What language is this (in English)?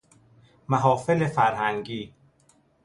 Persian